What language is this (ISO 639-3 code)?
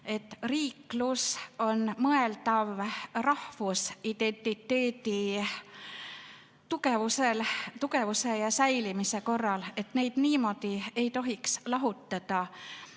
est